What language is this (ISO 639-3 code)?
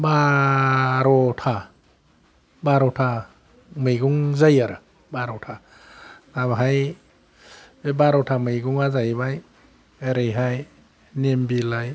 brx